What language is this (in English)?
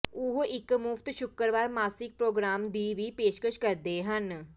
Punjabi